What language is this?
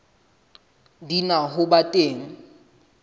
Southern Sotho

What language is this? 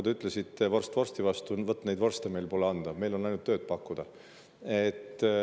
Estonian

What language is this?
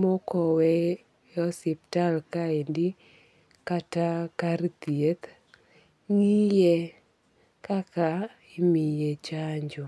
Luo (Kenya and Tanzania)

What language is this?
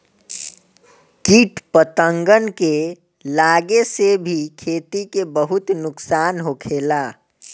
Bhojpuri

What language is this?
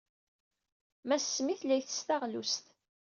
Kabyle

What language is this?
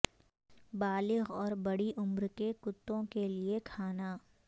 Urdu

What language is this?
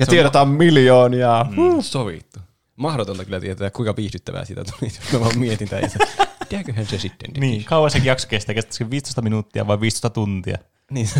Finnish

